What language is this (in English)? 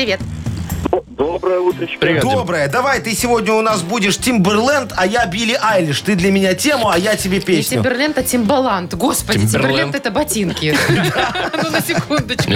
Russian